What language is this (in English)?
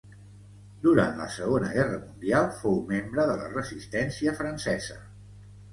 Catalan